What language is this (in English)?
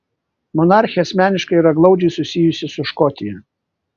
Lithuanian